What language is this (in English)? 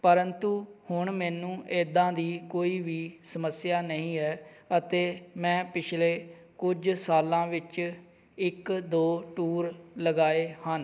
Punjabi